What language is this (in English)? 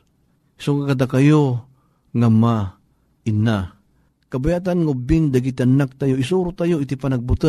Filipino